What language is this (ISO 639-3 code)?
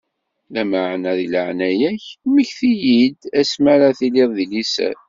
kab